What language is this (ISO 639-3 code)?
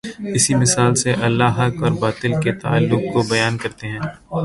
urd